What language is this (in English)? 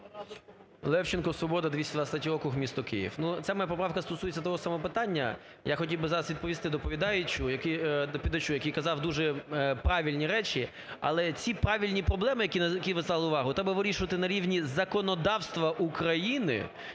Ukrainian